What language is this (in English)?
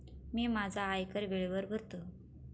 Marathi